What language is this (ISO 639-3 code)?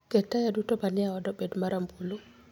luo